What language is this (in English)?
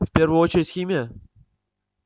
Russian